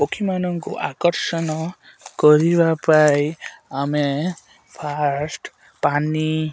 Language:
Odia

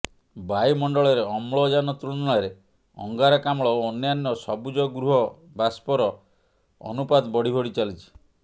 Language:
Odia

